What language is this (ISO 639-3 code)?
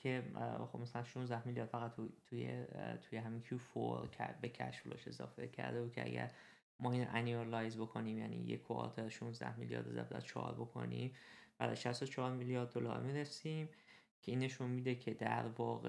fas